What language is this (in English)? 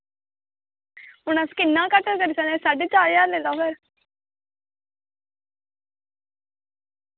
Dogri